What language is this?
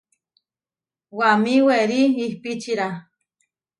Huarijio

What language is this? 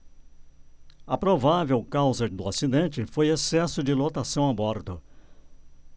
Portuguese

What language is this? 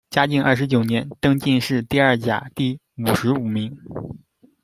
Chinese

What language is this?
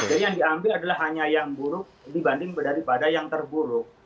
Indonesian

